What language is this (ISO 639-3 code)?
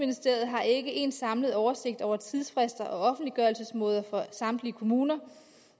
dan